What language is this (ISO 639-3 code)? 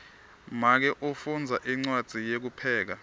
ssw